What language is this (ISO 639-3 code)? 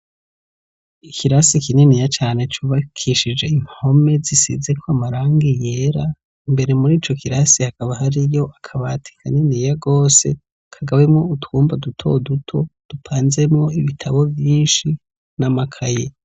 run